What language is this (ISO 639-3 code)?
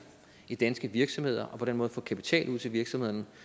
dan